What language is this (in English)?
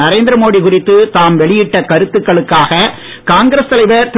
Tamil